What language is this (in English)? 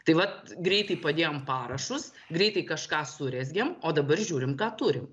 Lithuanian